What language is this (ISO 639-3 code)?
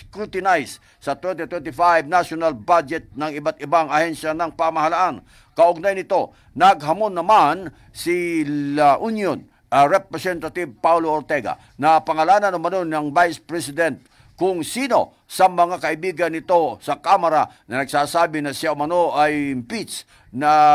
fil